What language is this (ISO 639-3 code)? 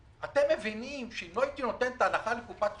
heb